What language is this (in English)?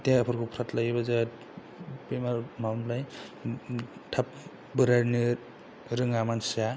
Bodo